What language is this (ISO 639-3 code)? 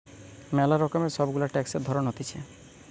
ben